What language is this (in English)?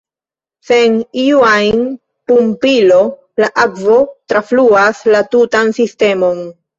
Esperanto